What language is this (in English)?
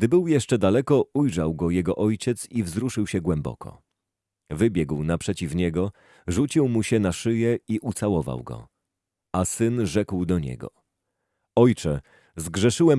Polish